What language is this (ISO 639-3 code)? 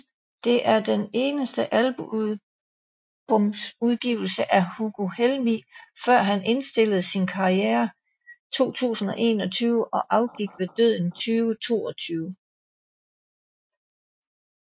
dan